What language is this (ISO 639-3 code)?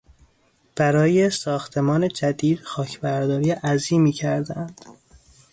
fas